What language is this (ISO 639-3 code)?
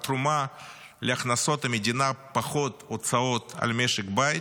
heb